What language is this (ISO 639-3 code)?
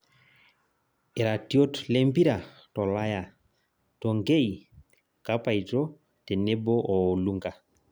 mas